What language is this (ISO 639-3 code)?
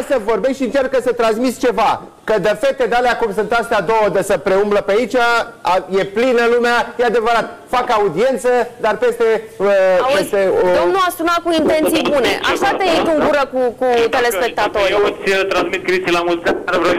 ron